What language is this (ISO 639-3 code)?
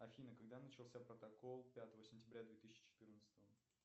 rus